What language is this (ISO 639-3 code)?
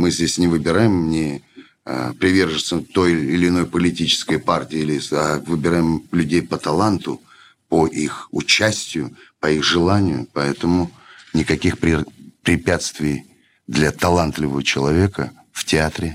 rus